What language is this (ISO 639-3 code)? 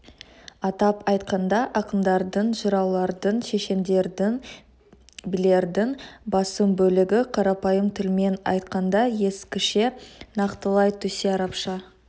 kaz